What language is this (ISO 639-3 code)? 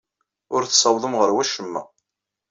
kab